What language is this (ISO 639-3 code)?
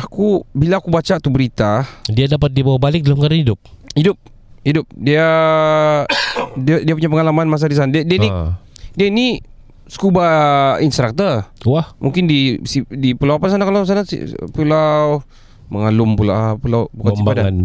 msa